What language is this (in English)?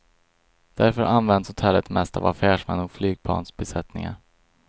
Swedish